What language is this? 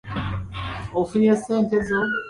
Ganda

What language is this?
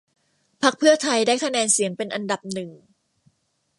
Thai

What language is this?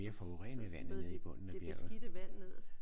Danish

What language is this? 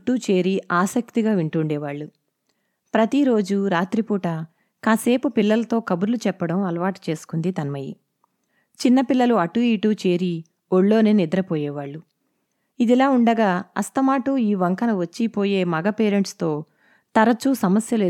Telugu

